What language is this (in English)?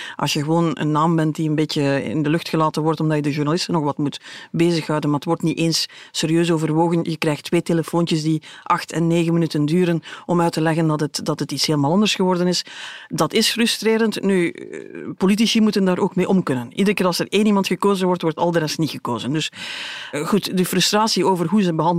Dutch